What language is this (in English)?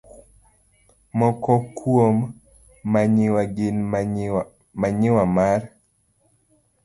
Luo (Kenya and Tanzania)